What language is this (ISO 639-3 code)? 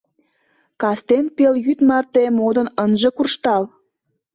chm